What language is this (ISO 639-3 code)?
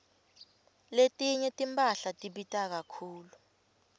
ssw